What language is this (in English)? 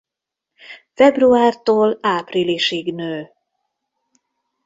Hungarian